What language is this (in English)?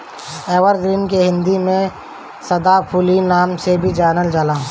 Bhojpuri